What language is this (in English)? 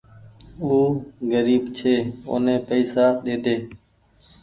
Goaria